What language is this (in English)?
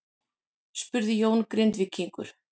Icelandic